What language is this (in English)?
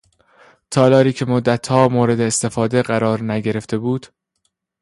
Persian